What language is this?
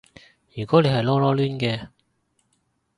Cantonese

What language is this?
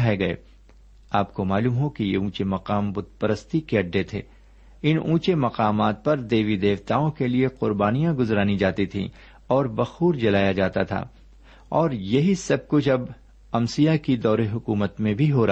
Urdu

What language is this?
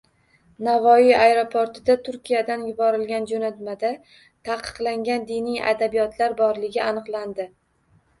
Uzbek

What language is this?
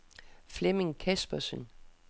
Danish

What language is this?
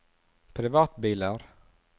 Norwegian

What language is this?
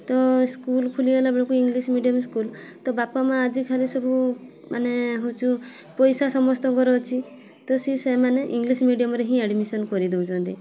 Odia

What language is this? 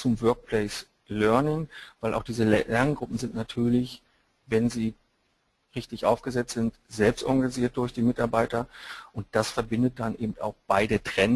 German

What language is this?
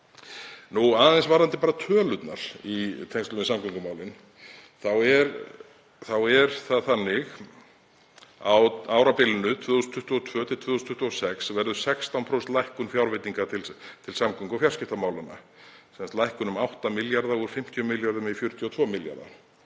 Icelandic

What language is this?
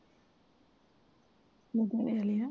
Punjabi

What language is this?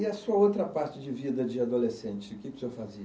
Portuguese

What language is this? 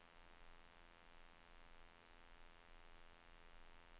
Swedish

